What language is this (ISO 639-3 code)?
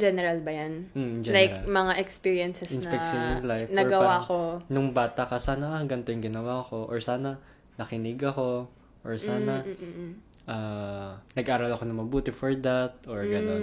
fil